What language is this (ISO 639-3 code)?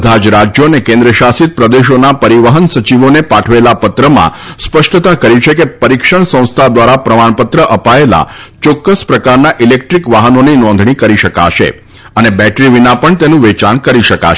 guj